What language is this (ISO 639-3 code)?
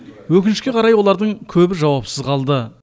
kaz